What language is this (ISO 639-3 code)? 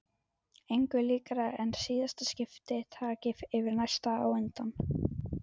isl